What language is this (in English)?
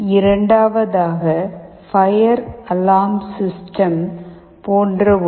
Tamil